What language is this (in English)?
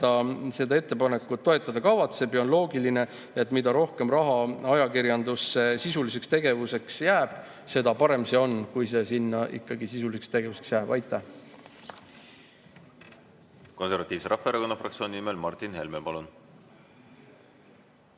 Estonian